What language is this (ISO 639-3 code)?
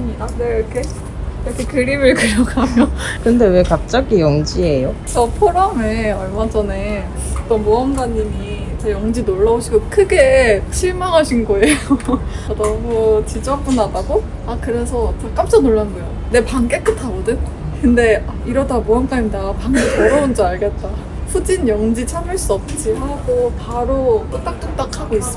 kor